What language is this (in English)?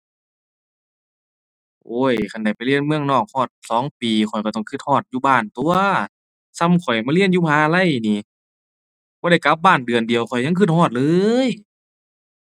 Thai